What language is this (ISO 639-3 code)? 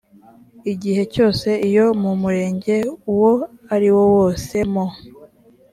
kin